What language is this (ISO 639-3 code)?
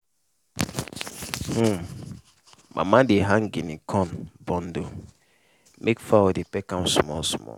pcm